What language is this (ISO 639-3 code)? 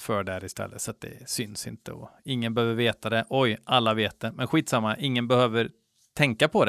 swe